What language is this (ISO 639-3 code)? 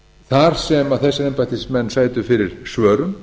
isl